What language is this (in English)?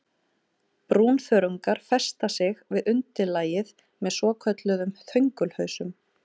Icelandic